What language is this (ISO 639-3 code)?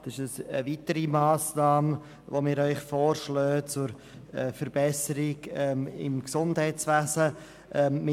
gsw